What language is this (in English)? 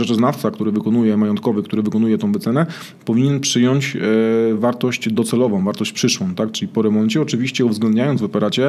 Polish